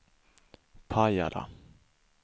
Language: Swedish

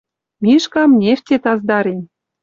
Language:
Western Mari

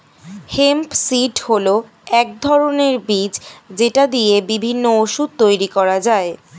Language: Bangla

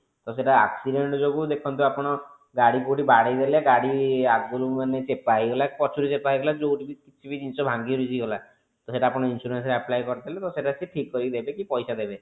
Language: Odia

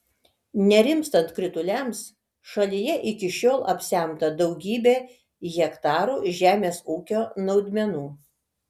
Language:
Lithuanian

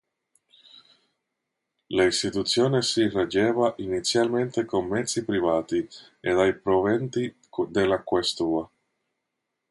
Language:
Italian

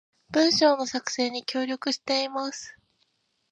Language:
Japanese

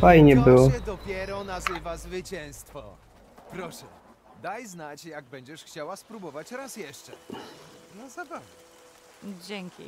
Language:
Polish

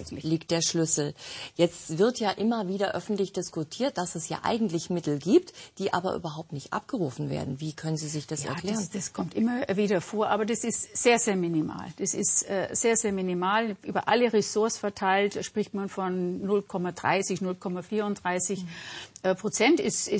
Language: German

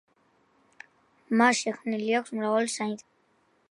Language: Georgian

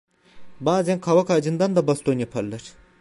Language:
Turkish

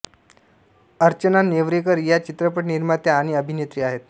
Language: Marathi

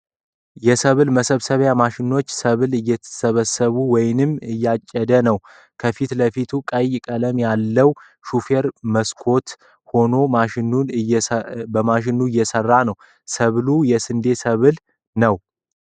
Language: Amharic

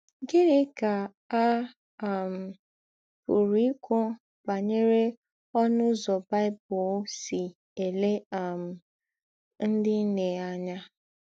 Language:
Igbo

